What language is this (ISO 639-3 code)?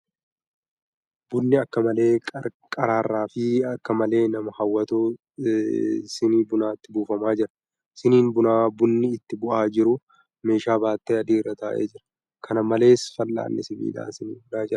orm